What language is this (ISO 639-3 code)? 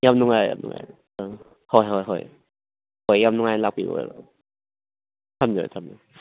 mni